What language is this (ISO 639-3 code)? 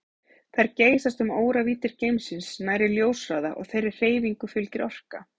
isl